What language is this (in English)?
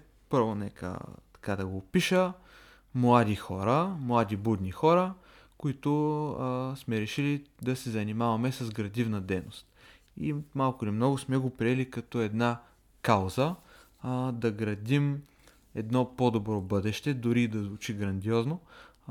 Bulgarian